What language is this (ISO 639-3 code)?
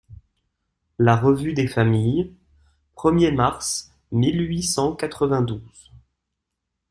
fra